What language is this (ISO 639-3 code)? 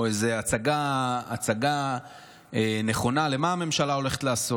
heb